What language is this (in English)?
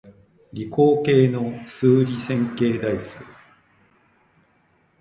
Japanese